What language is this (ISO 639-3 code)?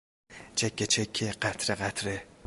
fas